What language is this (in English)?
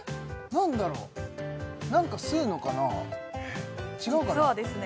Japanese